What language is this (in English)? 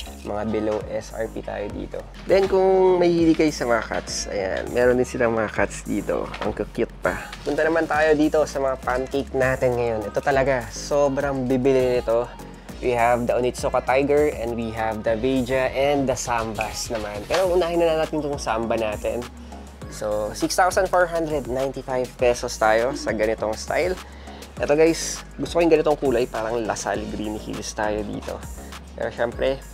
Filipino